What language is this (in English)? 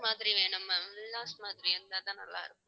Tamil